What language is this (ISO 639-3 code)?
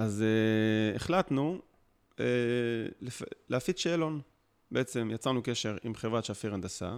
heb